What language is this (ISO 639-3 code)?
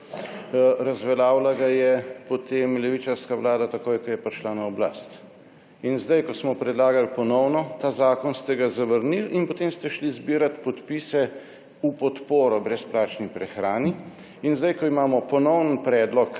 slv